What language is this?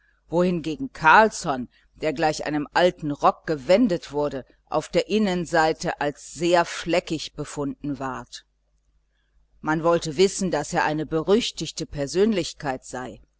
German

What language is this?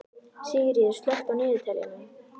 Icelandic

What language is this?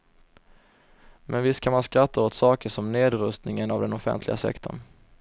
Swedish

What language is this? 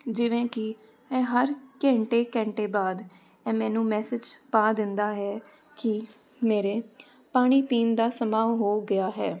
Punjabi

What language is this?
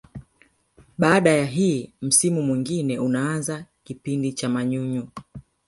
Swahili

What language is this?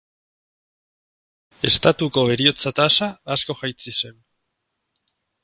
Basque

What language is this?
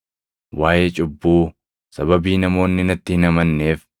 Oromo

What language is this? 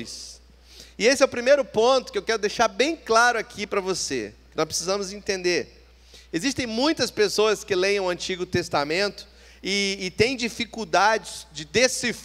Portuguese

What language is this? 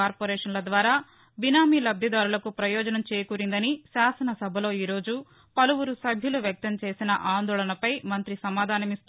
Telugu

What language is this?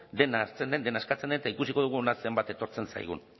Basque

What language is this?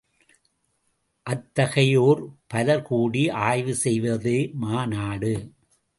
Tamil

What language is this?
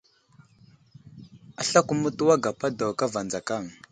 Wuzlam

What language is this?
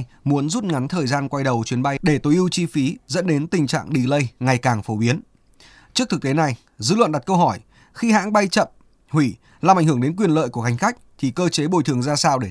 Vietnamese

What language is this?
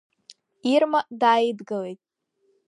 Abkhazian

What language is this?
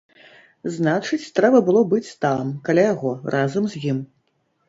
Belarusian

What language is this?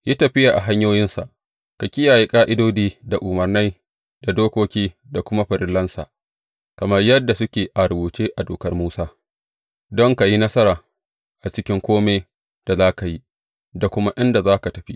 Hausa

